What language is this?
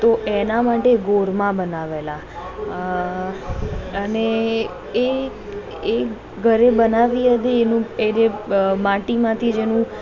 Gujarati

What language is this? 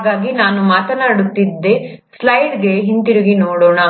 Kannada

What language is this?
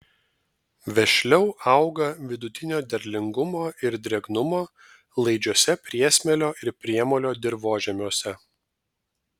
Lithuanian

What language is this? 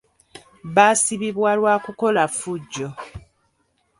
Ganda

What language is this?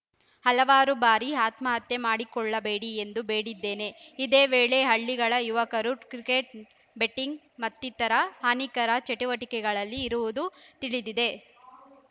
Kannada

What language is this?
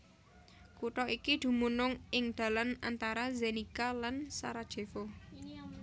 Javanese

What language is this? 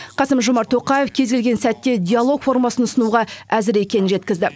Kazakh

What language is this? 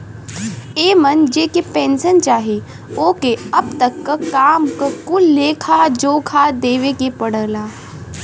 Bhojpuri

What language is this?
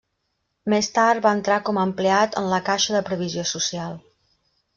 Catalan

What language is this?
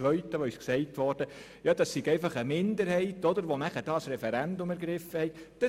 Swiss German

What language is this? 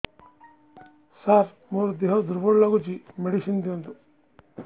Odia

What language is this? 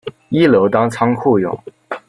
Chinese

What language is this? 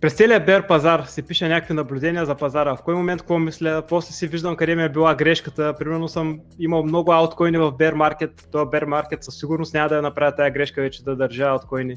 Bulgarian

